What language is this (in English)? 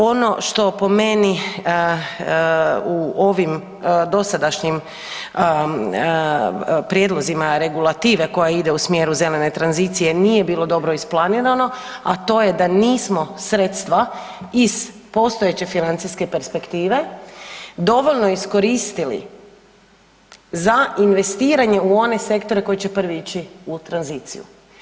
Croatian